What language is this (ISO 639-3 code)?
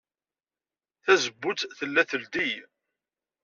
kab